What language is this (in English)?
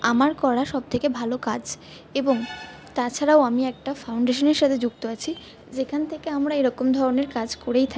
Bangla